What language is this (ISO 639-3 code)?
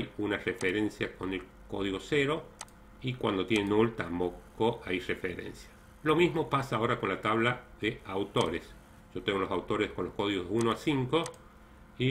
spa